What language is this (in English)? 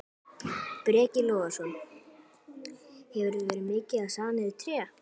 Icelandic